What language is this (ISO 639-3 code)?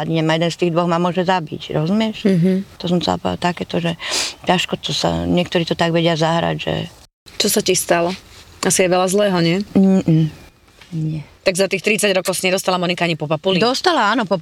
slk